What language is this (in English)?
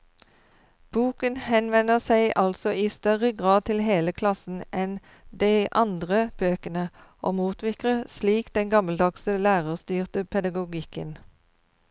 Norwegian